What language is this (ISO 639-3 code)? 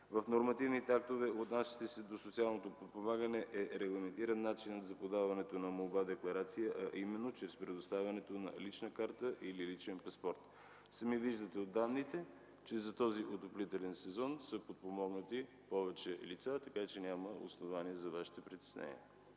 bul